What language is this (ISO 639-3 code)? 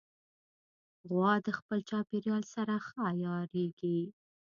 pus